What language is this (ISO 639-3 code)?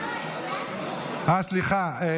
heb